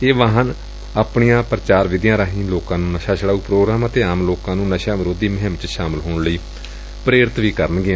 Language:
Punjabi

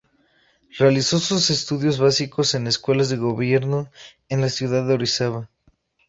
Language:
Spanish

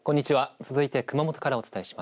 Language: Japanese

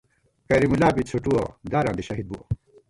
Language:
Gawar-Bati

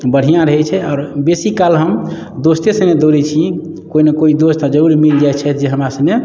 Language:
Maithili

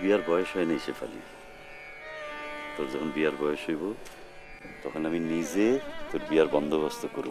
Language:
Japanese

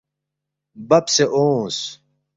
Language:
Balti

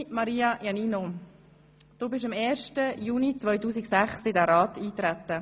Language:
Swiss German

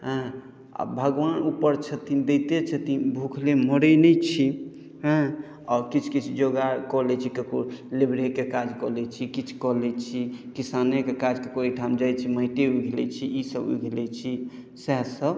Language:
Maithili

